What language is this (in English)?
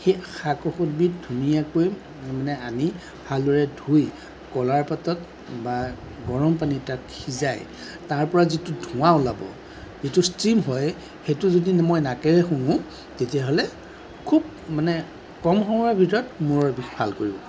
Assamese